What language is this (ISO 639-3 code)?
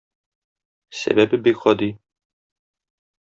tat